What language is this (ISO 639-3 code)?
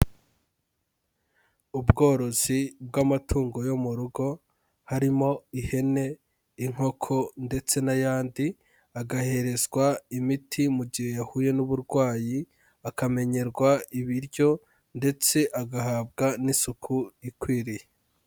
kin